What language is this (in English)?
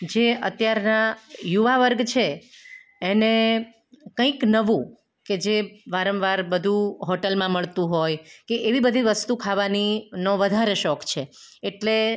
Gujarati